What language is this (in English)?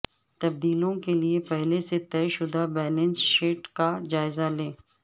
Urdu